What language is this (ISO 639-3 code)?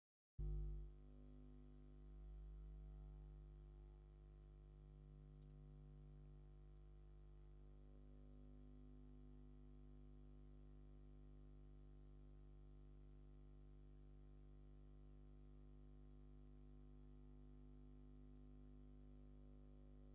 tir